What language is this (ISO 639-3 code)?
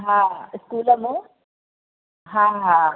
snd